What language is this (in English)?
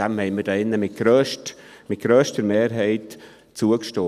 Swiss German